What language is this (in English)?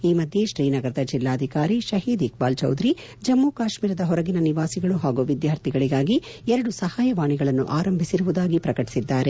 Kannada